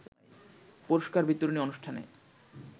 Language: Bangla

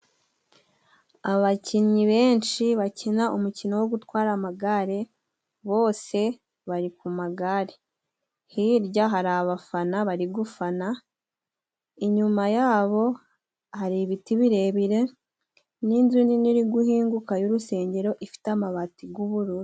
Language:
Kinyarwanda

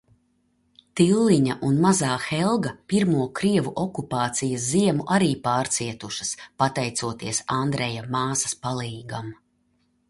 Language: Latvian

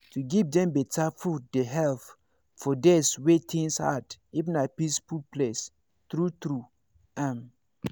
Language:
Nigerian Pidgin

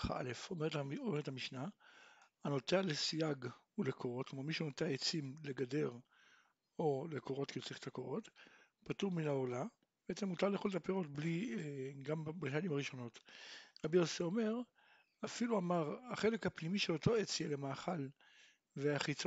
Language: Hebrew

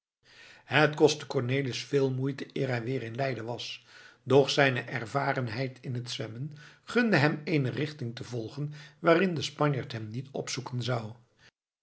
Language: Dutch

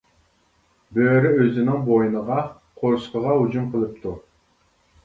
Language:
Uyghur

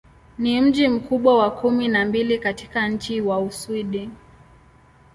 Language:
Swahili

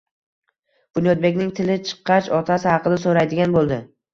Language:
Uzbek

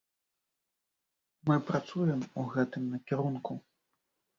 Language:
Belarusian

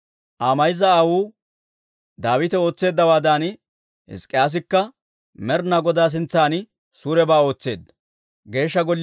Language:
Dawro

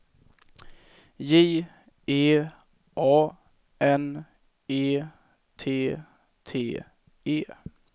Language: Swedish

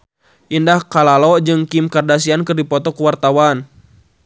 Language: Sundanese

